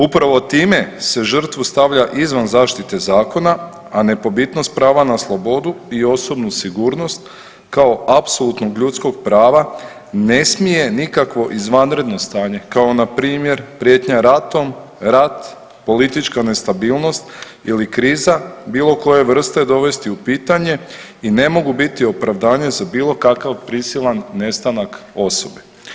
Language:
Croatian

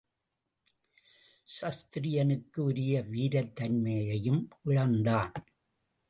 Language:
Tamil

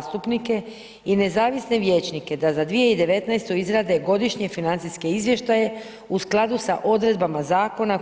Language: Croatian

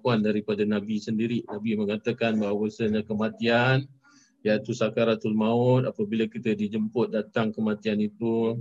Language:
Malay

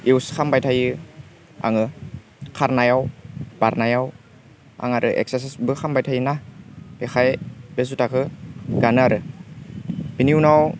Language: Bodo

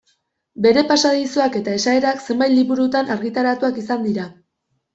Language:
Basque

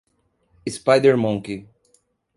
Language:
Portuguese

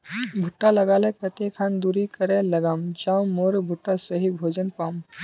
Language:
Magahi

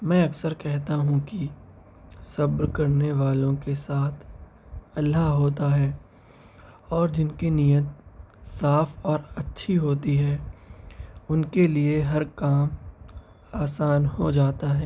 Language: Urdu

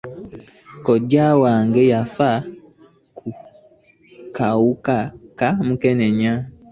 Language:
Ganda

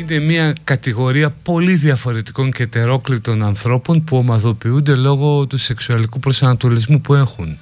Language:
Greek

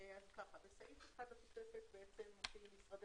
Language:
Hebrew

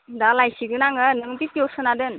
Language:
Bodo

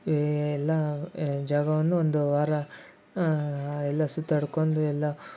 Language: Kannada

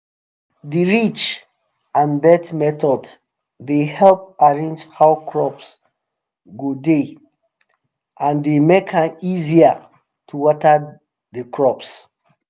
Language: Nigerian Pidgin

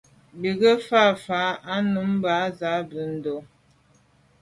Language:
Medumba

